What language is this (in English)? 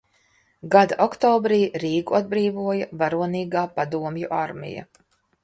Latvian